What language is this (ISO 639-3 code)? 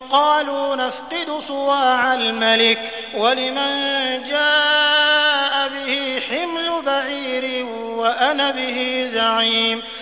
ara